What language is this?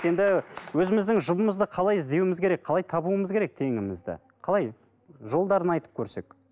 Kazakh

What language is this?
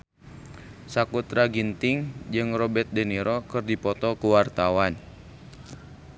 Sundanese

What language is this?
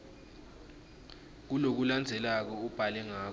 Swati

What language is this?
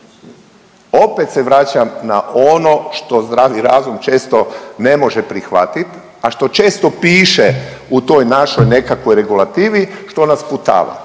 Croatian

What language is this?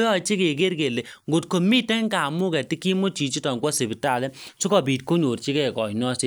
Kalenjin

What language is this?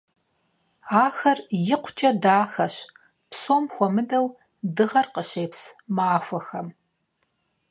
Kabardian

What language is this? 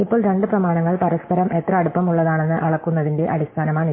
Malayalam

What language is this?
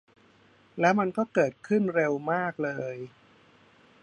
Thai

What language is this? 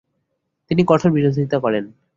Bangla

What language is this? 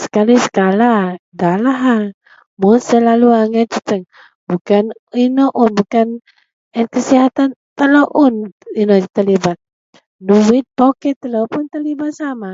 Central Melanau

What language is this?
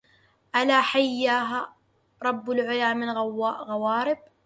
Arabic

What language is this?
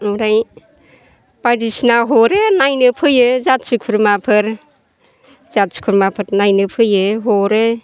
Bodo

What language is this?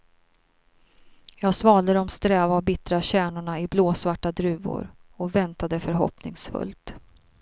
Swedish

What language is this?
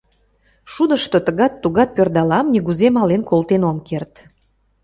Mari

